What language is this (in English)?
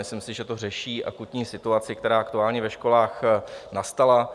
Czech